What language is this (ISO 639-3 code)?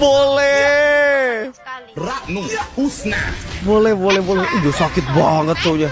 ind